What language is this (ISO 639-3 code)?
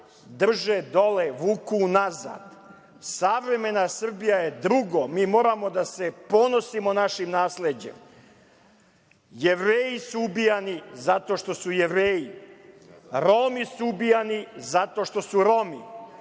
srp